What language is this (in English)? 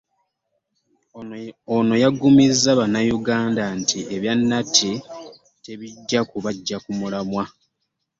Ganda